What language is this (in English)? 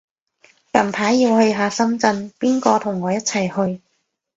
Cantonese